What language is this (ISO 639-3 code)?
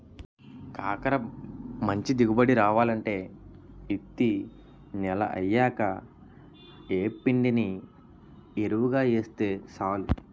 tel